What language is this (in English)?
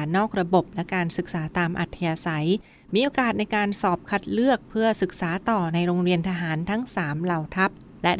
Thai